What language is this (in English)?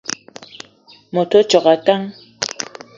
Eton (Cameroon)